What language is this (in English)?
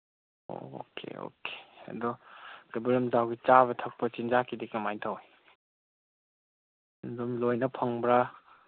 Manipuri